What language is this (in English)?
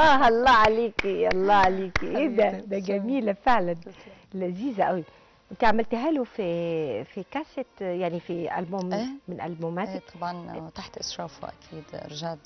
Arabic